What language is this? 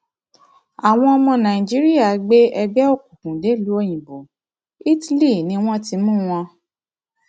Yoruba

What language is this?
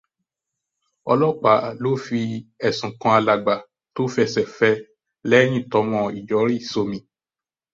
Yoruba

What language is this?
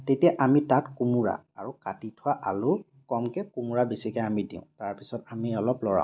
Assamese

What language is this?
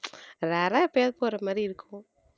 Tamil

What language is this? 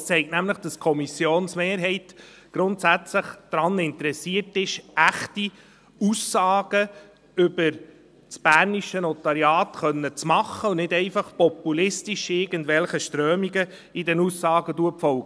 Swiss German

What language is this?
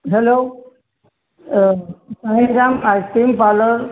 Gujarati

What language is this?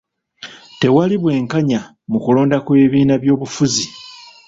Ganda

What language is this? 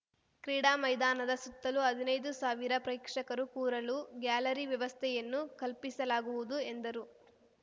Kannada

